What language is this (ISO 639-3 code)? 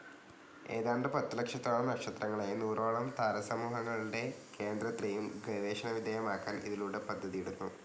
mal